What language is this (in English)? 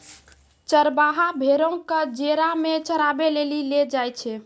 Maithili